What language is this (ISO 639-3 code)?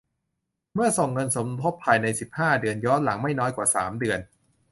tha